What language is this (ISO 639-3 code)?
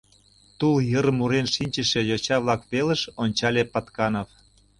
chm